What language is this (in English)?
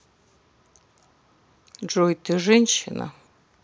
Russian